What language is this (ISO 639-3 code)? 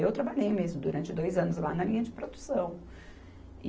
por